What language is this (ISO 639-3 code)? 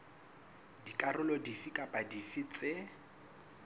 sot